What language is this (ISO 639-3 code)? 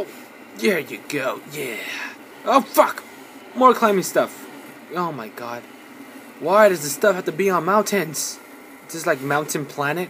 eng